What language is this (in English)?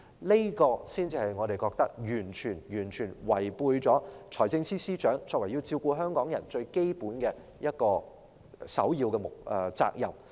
Cantonese